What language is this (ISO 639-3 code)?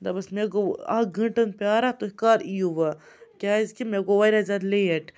kas